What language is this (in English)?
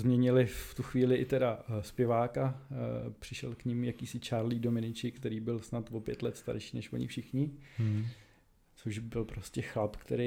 Czech